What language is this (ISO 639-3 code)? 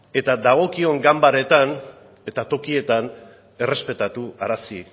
eus